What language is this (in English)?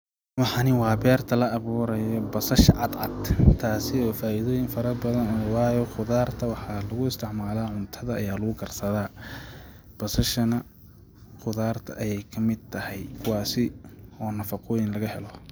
Somali